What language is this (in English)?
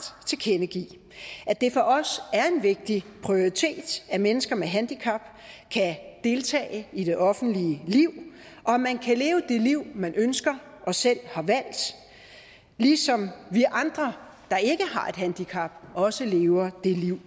Danish